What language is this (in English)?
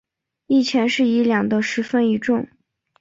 Chinese